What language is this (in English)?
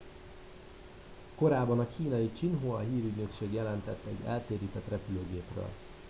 Hungarian